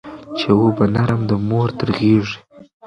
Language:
Pashto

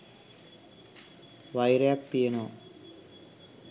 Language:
Sinhala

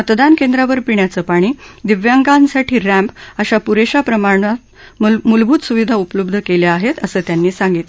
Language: Marathi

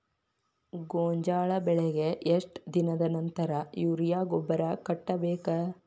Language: Kannada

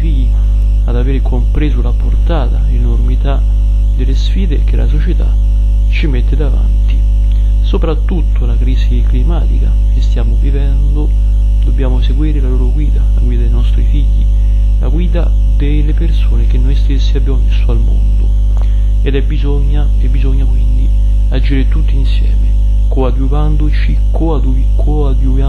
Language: Italian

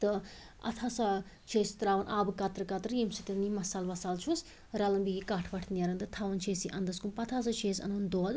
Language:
Kashmiri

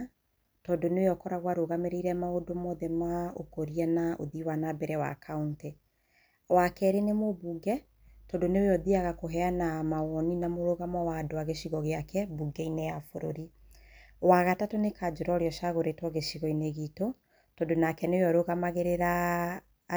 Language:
Kikuyu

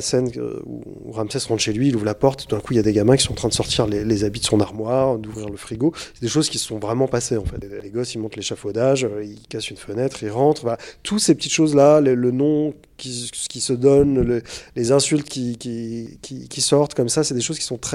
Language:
French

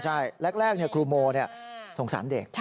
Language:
Thai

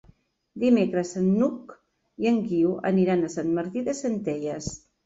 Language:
Catalan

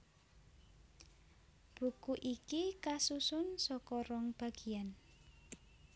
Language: Javanese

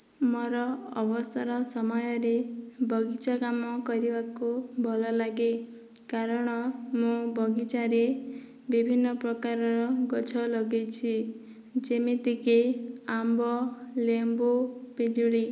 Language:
Odia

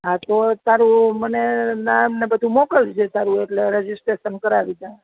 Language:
Gujarati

